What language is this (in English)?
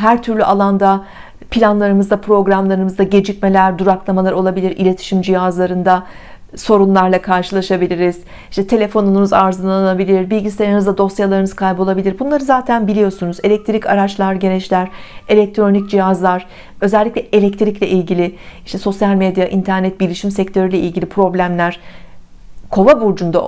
Turkish